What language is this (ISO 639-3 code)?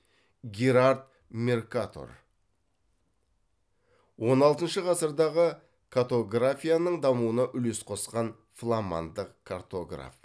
kaz